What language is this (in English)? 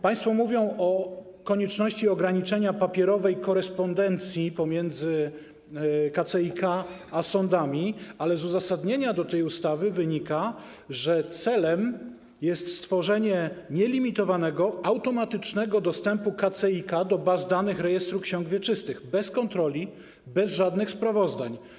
Polish